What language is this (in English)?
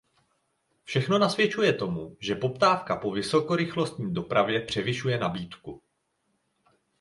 Czech